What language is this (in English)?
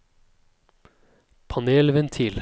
Norwegian